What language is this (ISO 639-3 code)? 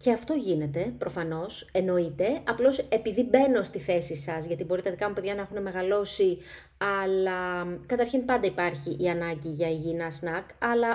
ell